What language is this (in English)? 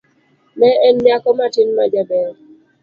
Luo (Kenya and Tanzania)